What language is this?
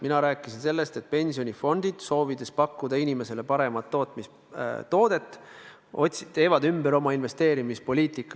Estonian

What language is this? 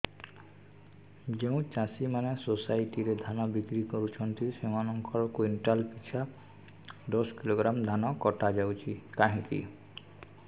Odia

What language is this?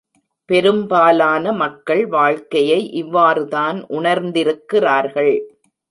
Tamil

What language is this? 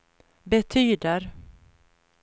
Swedish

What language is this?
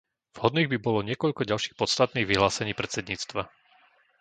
Slovak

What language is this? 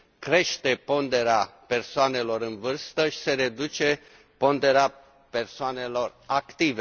Romanian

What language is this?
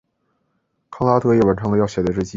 Chinese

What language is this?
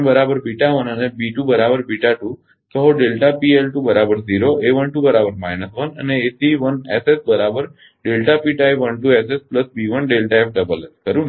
Gujarati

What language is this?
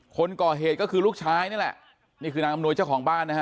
Thai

